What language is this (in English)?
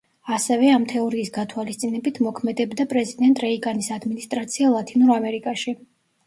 Georgian